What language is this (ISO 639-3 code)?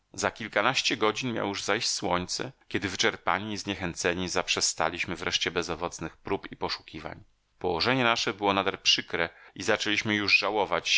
pol